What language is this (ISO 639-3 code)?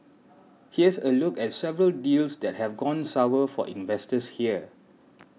eng